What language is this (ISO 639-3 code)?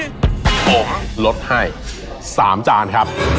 tha